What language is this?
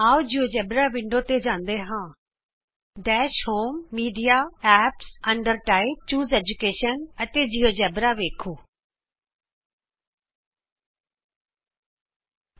Punjabi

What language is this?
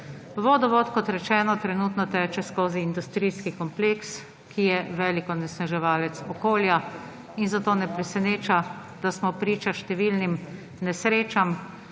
Slovenian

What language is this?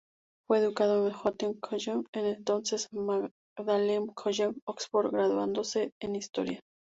Spanish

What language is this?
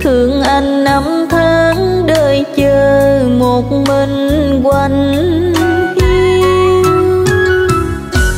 Vietnamese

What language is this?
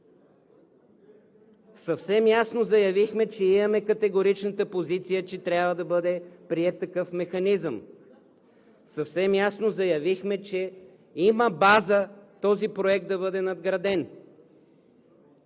Bulgarian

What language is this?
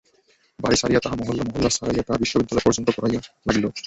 Bangla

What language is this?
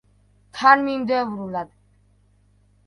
Georgian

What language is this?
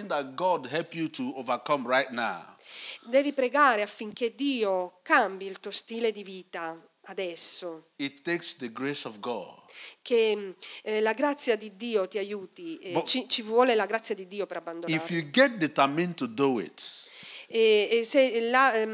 Italian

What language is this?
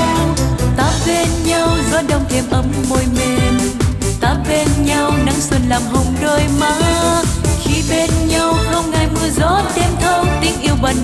Vietnamese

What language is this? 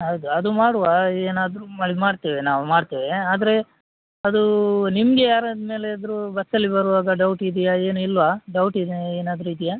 Kannada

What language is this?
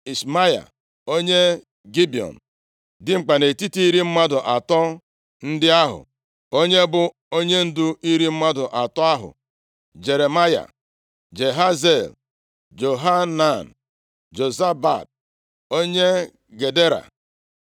Igbo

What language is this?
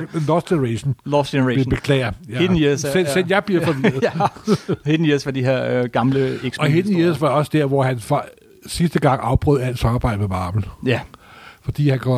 Danish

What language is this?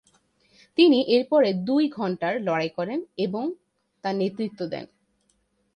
Bangla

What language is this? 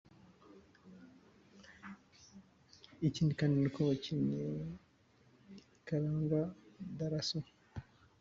Kinyarwanda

